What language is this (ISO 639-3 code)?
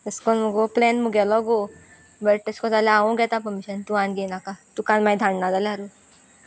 kok